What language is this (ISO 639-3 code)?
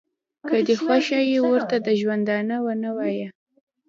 pus